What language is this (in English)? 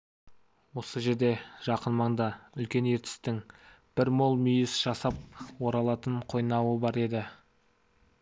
Kazakh